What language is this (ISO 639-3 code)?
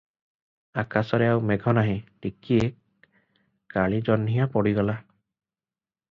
ori